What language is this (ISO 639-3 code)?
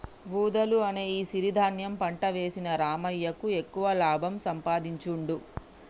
tel